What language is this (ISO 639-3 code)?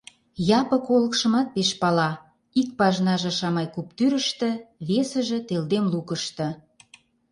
chm